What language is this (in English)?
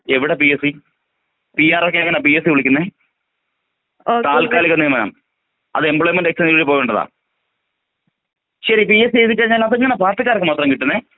Malayalam